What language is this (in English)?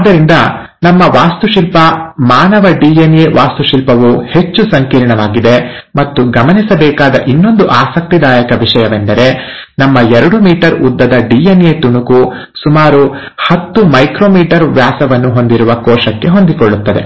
Kannada